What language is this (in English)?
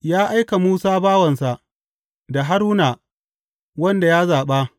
Hausa